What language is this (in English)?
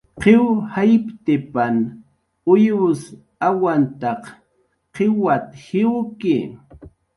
Jaqaru